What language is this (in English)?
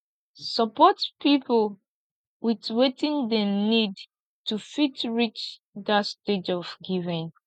Nigerian Pidgin